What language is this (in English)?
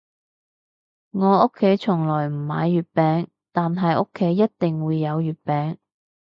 Cantonese